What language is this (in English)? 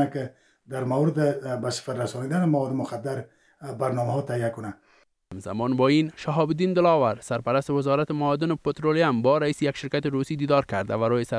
Persian